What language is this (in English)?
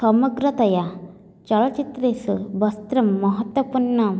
Sanskrit